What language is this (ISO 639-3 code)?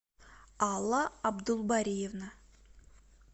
rus